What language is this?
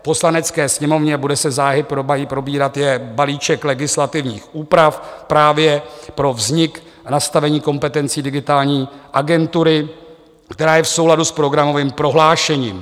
Czech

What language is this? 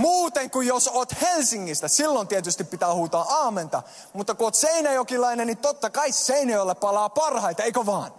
Finnish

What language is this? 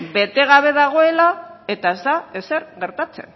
Basque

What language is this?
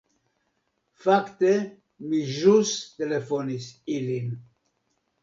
Esperanto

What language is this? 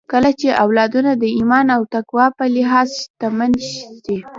Pashto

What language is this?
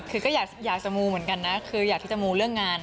Thai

